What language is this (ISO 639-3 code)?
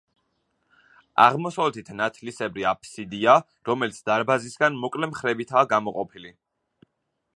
kat